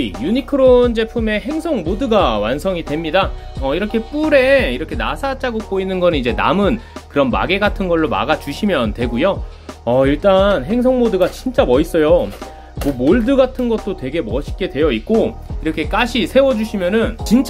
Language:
Korean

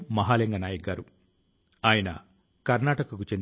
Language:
Telugu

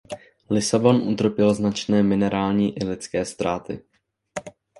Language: Czech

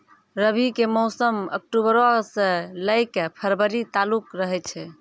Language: Maithili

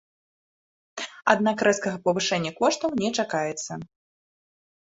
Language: Belarusian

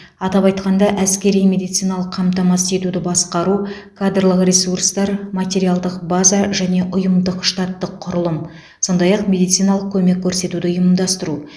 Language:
Kazakh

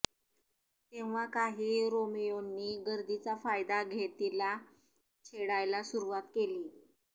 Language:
Marathi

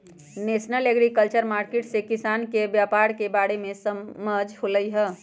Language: Magahi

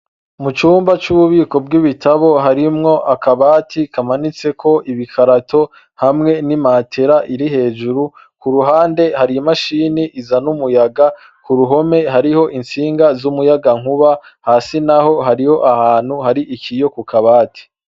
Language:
Rundi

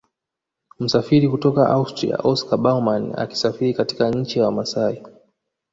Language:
Swahili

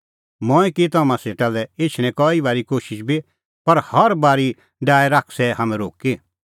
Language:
Kullu Pahari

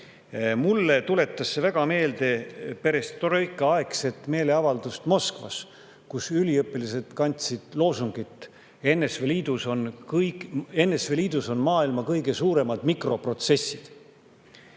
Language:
Estonian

